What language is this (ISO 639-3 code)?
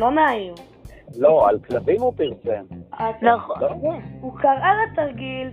heb